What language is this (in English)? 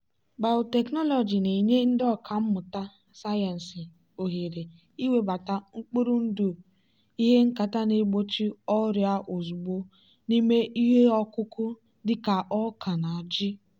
Igbo